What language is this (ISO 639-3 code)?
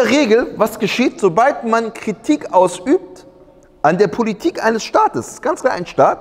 deu